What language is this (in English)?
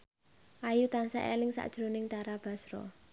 Javanese